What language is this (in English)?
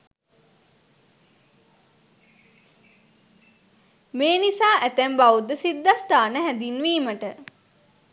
Sinhala